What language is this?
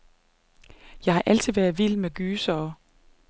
Danish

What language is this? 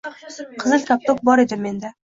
Uzbek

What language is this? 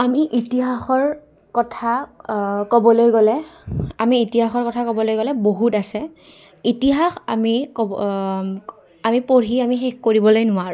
Assamese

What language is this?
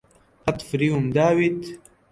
Central Kurdish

